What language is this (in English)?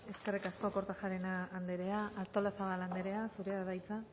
Basque